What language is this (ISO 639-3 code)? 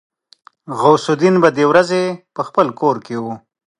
pus